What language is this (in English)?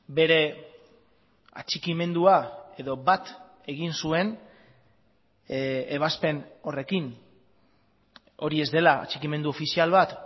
Basque